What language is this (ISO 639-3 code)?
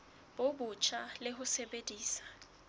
sot